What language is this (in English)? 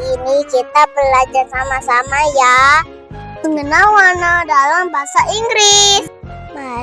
Indonesian